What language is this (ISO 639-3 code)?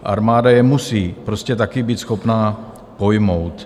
ces